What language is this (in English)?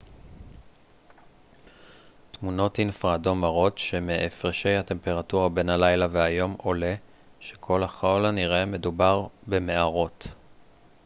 Hebrew